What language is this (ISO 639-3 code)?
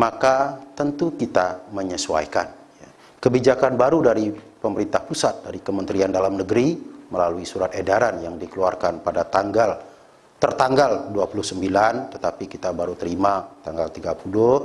ind